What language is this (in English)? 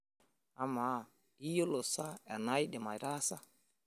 Masai